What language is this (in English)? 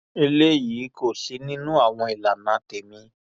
Yoruba